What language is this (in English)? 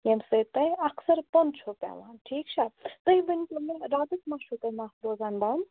Kashmiri